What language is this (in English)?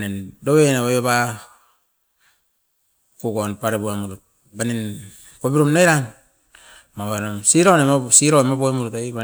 Askopan